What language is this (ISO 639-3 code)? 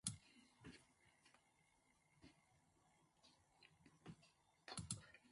lav